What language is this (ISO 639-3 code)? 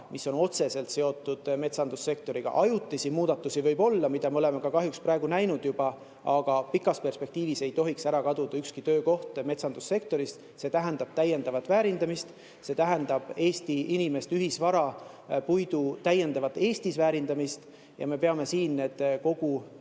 est